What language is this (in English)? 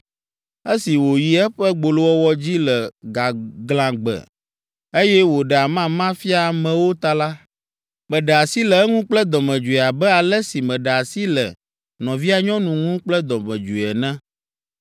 Ewe